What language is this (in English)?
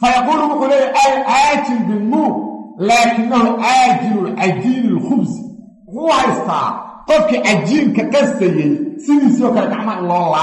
Arabic